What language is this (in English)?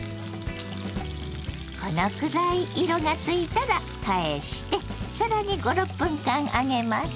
Japanese